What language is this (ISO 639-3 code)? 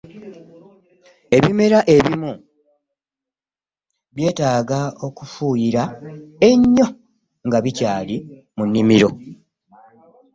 lug